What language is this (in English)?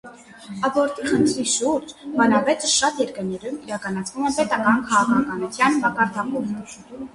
Armenian